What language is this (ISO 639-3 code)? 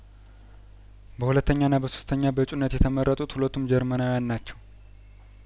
amh